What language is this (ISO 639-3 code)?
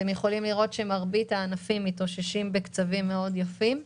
heb